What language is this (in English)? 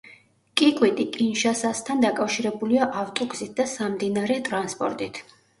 Georgian